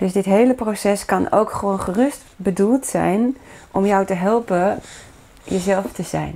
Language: Dutch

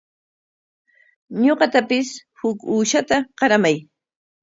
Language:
Corongo Ancash Quechua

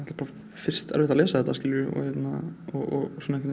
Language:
Icelandic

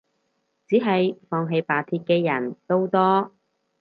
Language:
Cantonese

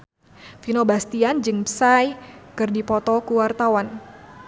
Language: Sundanese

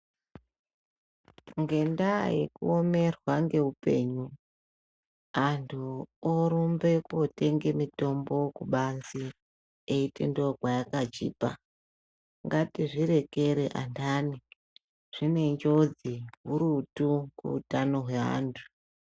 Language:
Ndau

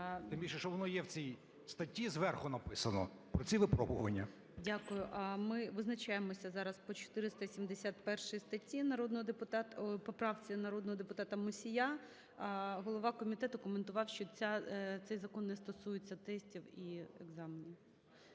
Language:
Ukrainian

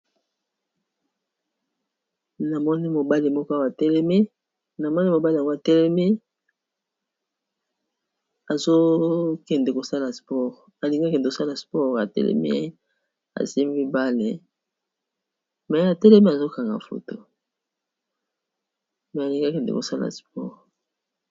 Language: Lingala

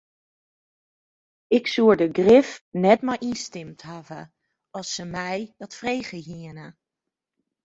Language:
Western Frisian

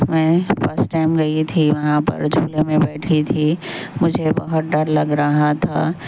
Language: Urdu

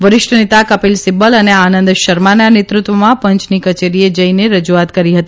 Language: Gujarati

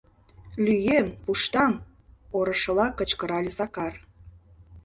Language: Mari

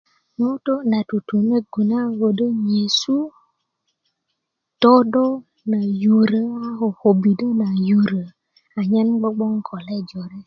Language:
Kuku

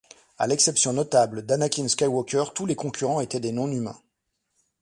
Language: French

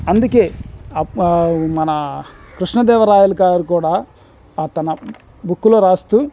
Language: Telugu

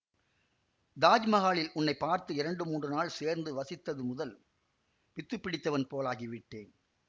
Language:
Tamil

